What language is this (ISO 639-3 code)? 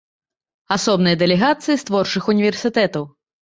bel